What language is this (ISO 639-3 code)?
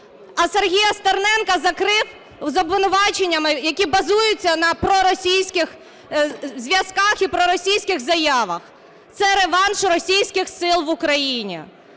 ukr